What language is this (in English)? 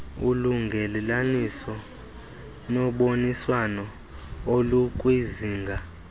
Xhosa